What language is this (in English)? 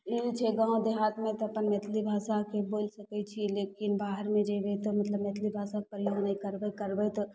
Maithili